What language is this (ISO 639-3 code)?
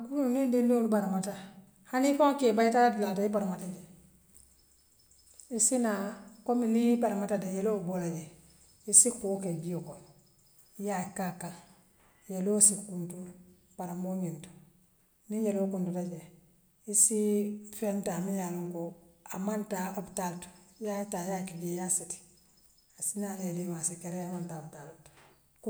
mlq